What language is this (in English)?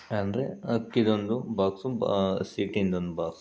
Kannada